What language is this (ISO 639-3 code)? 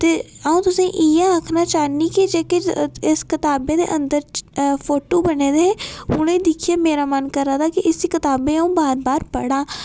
doi